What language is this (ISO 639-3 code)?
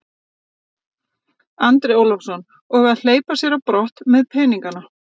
isl